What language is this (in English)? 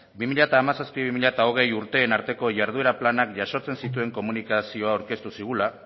Basque